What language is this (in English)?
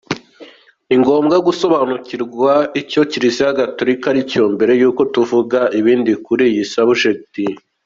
Kinyarwanda